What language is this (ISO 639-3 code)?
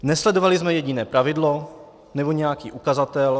ces